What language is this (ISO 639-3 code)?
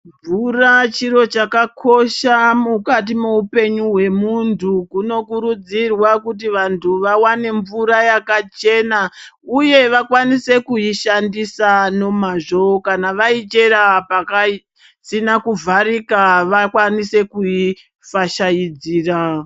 ndc